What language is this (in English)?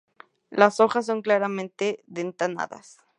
Spanish